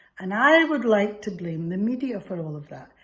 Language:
English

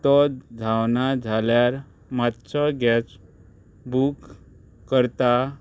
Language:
Konkani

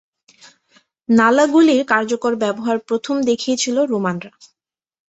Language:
Bangla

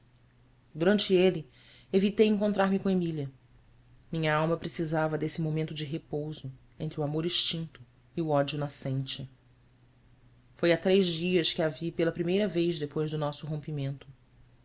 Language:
Portuguese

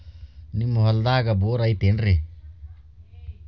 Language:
Kannada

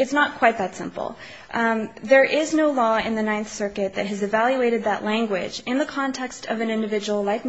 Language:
English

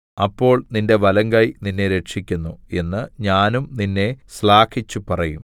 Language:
Malayalam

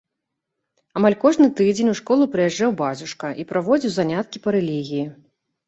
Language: Belarusian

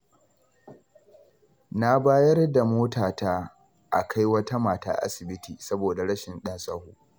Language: Hausa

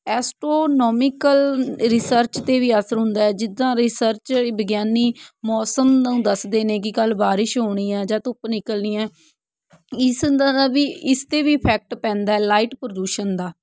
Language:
Punjabi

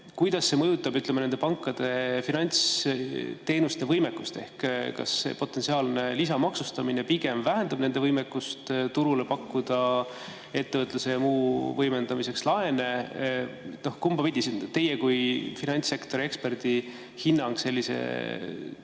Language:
Estonian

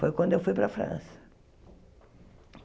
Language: Portuguese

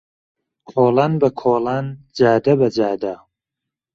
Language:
Central Kurdish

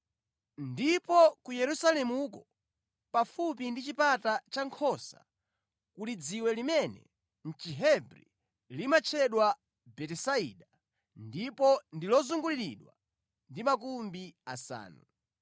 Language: Nyanja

